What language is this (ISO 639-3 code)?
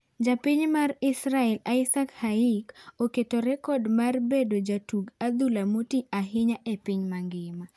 luo